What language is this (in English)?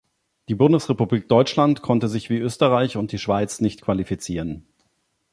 German